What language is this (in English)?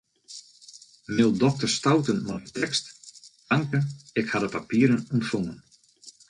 Western Frisian